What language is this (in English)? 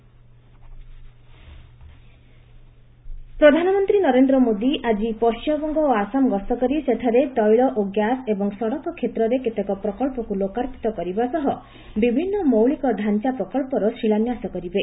Odia